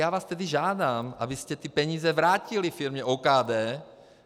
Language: Czech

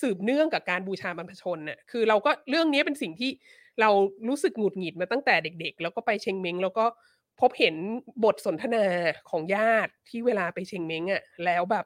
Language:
Thai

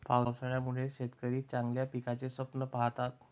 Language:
Marathi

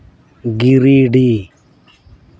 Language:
Santali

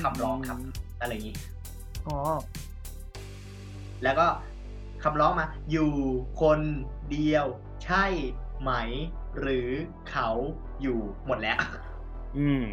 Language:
Thai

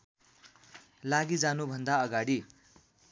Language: Nepali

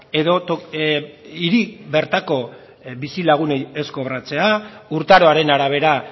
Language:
Basque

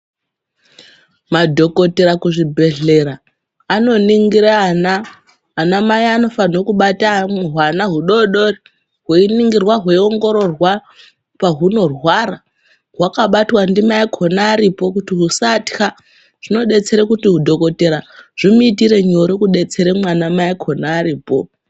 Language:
Ndau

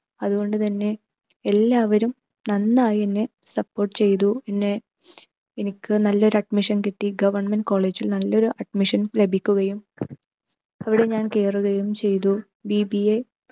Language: Malayalam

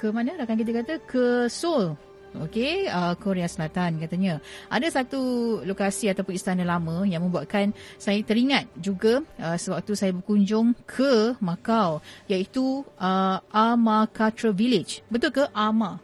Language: Malay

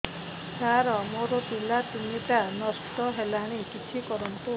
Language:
Odia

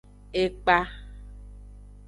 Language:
Aja (Benin)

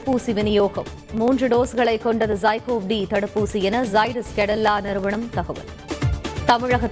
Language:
Tamil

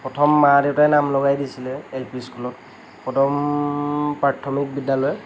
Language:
Assamese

